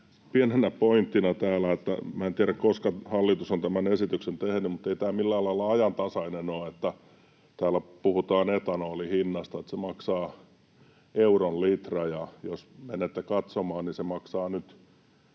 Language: Finnish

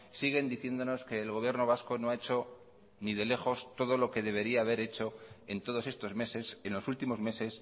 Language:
Spanish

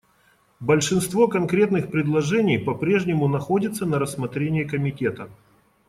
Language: Russian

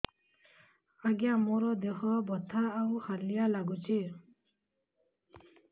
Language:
Odia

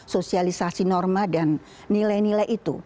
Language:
Indonesian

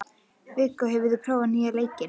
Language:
Icelandic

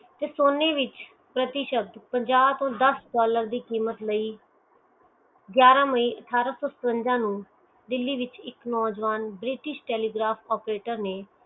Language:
Punjabi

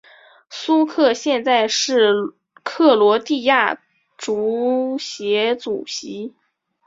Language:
Chinese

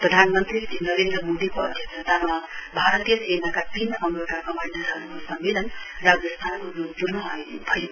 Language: Nepali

